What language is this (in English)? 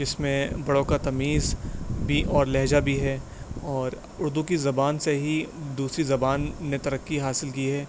Urdu